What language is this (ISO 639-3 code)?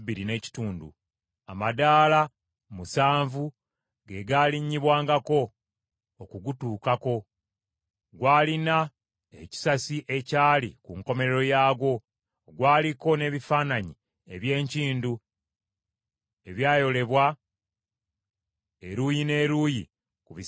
lug